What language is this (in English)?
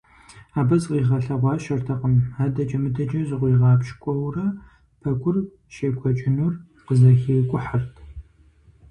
Kabardian